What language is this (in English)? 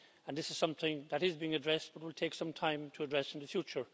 English